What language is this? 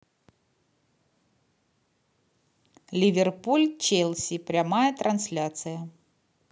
Russian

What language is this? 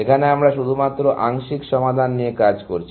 Bangla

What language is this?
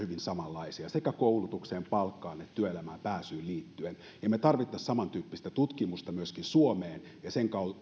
Finnish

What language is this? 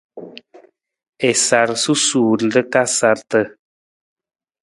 Nawdm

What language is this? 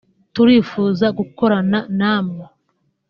Kinyarwanda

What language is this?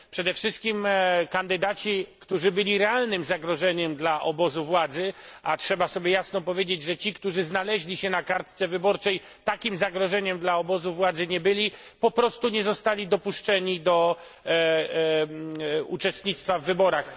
Polish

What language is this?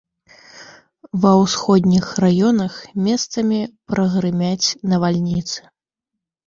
Belarusian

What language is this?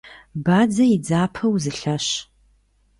Kabardian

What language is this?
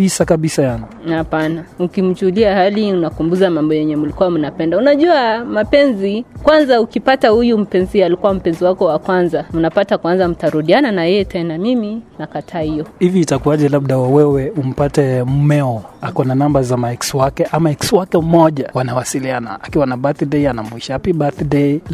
Swahili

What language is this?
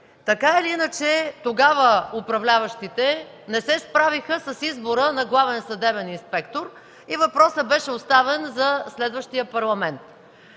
Bulgarian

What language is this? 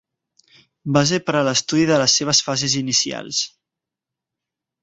Catalan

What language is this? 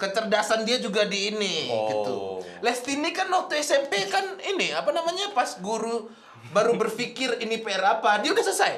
Indonesian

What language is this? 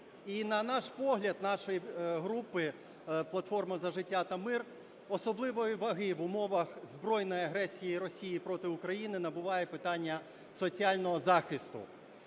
Ukrainian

